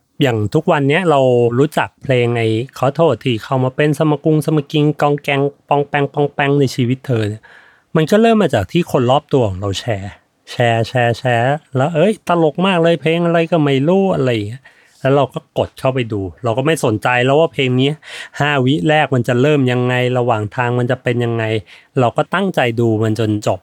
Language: Thai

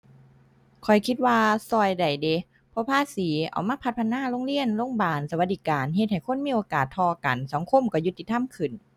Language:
Thai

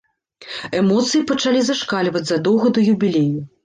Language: Belarusian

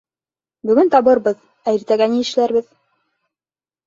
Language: Bashkir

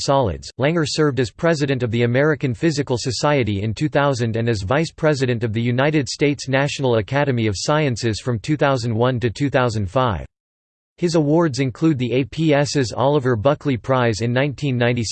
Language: English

